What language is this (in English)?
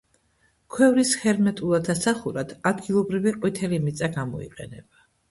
Georgian